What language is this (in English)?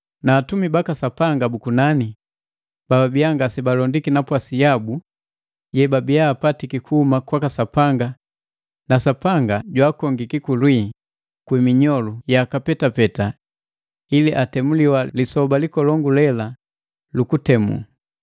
Matengo